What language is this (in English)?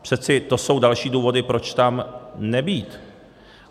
Czech